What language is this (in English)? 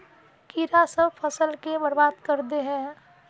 Magahi